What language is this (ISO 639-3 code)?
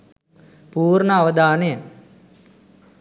sin